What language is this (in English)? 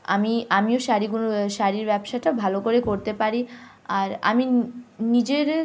Bangla